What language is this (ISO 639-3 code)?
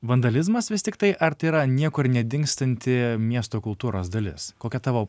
lit